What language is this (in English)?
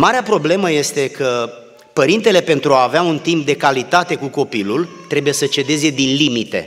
Romanian